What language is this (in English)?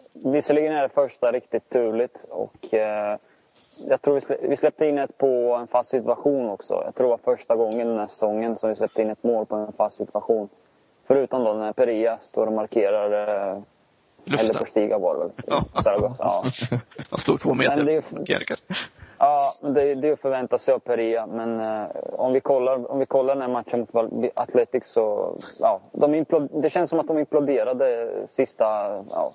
Swedish